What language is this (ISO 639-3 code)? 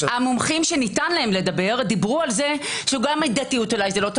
heb